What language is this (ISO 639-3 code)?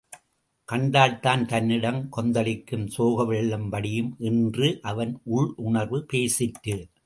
tam